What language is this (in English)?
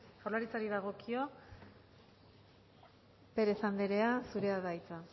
Basque